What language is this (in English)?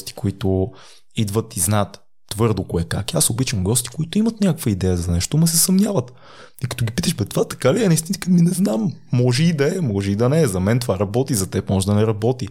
Bulgarian